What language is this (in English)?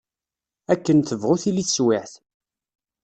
Kabyle